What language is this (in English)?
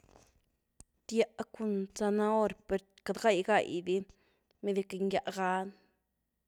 Güilá Zapotec